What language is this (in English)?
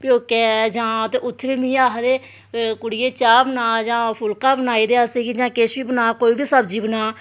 Dogri